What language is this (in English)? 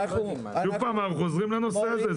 Hebrew